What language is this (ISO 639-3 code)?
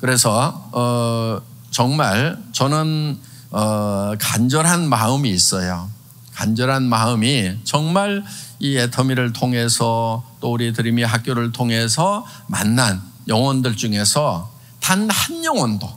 kor